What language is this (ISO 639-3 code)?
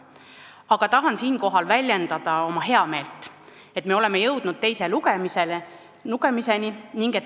est